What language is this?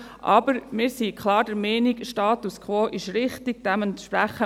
Swiss German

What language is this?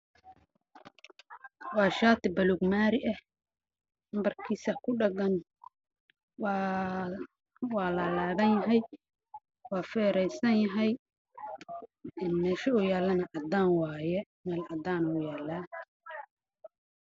Somali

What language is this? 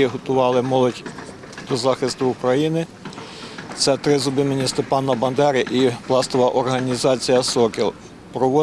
Ukrainian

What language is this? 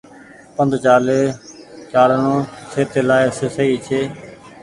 Goaria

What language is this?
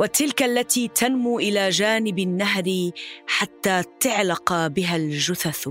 Arabic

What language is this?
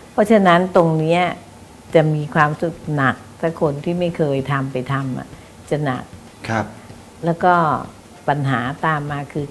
Thai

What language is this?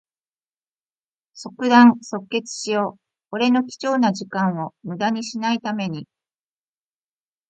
Japanese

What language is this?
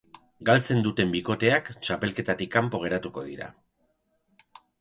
Basque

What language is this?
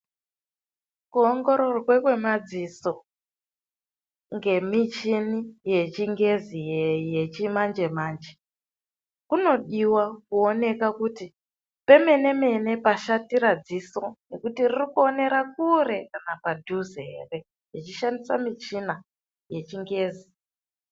Ndau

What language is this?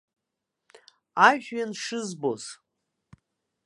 Abkhazian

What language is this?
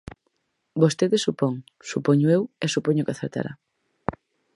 Galician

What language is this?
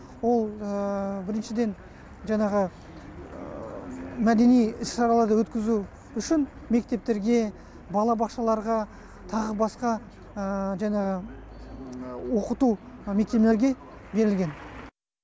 Kazakh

